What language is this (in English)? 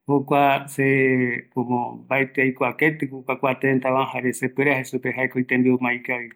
Eastern Bolivian Guaraní